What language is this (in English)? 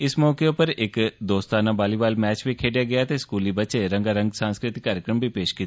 Dogri